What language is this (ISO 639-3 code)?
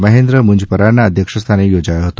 guj